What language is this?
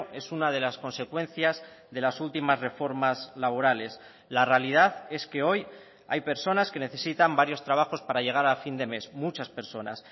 Spanish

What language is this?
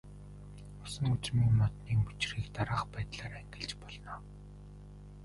Mongolian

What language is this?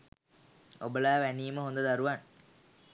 Sinhala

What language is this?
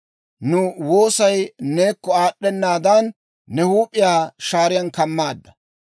Dawro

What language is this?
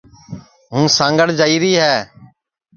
Sansi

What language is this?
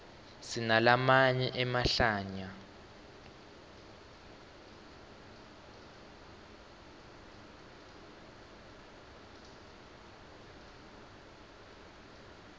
Swati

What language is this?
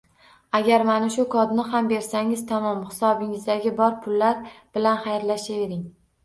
Uzbek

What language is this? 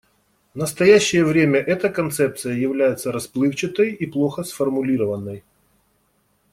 Russian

